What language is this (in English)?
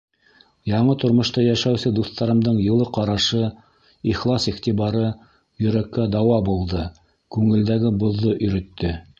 Bashkir